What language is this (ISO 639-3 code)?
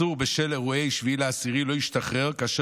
heb